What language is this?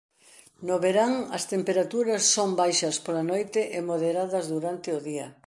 Galician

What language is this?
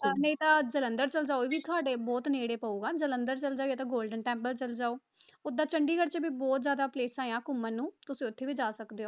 Punjabi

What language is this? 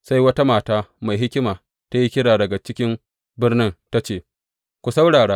Hausa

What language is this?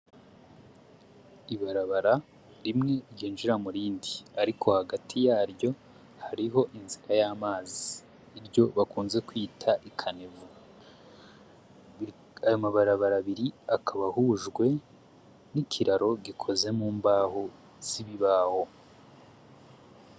Rundi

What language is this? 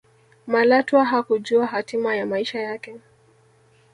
Swahili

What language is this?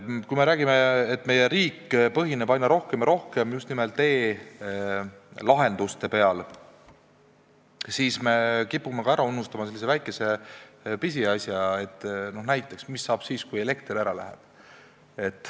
Estonian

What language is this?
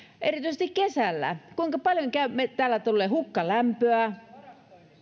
Finnish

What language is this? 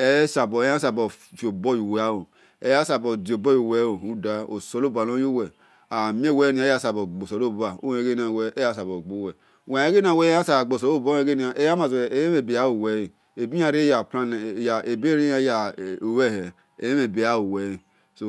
Esan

